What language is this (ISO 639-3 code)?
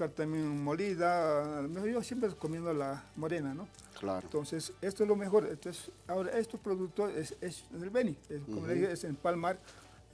spa